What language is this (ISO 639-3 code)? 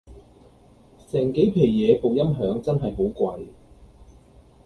yue